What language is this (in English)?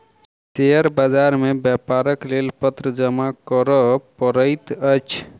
Maithili